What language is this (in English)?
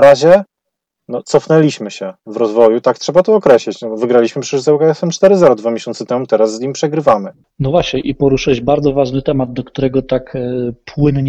Polish